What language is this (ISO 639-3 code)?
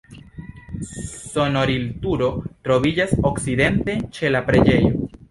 epo